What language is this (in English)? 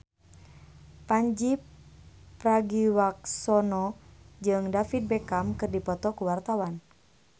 Sundanese